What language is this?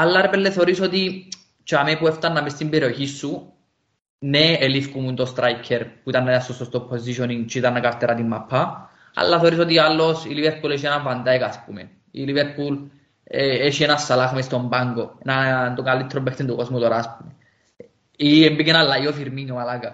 Greek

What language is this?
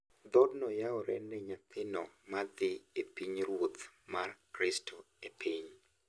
Luo (Kenya and Tanzania)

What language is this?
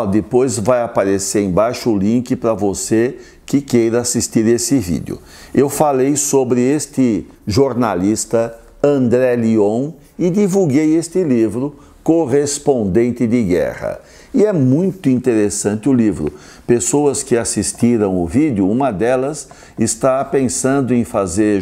Portuguese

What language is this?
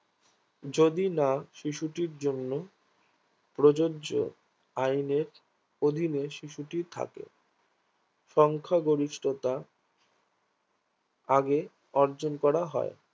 Bangla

